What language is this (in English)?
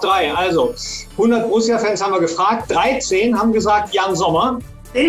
German